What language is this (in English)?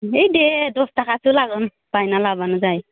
Bodo